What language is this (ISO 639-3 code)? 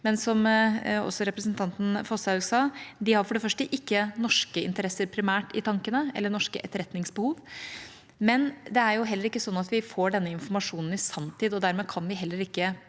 nor